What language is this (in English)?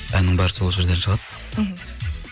Kazakh